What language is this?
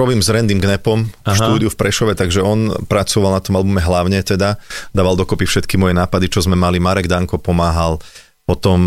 Slovak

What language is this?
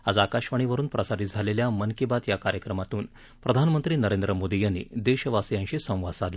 Marathi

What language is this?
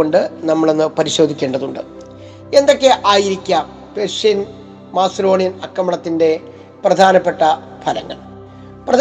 Malayalam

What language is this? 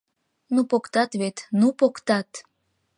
Mari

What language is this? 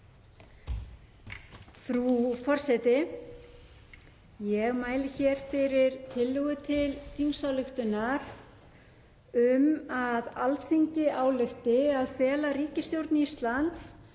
Icelandic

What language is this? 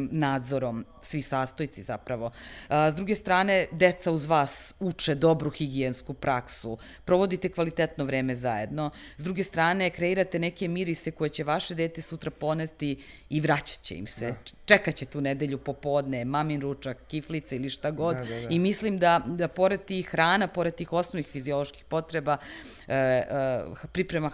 Croatian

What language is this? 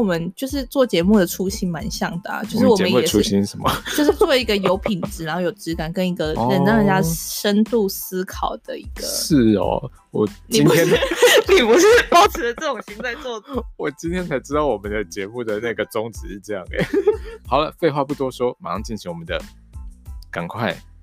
Chinese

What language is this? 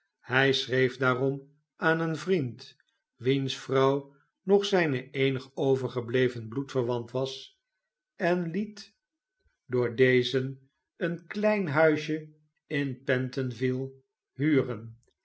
Dutch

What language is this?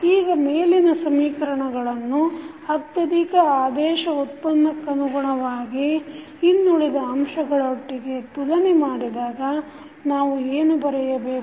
Kannada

